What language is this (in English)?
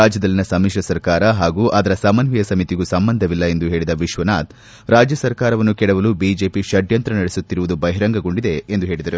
Kannada